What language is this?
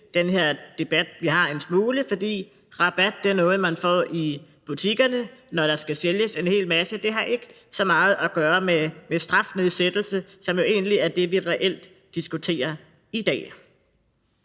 Danish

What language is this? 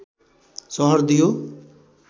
Nepali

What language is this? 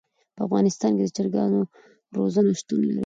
Pashto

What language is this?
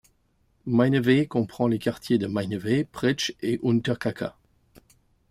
French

